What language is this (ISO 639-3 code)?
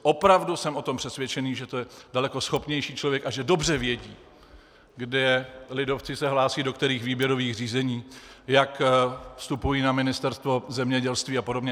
ces